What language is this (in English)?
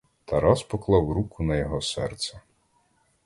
Ukrainian